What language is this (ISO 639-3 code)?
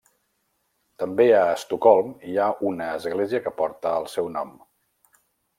cat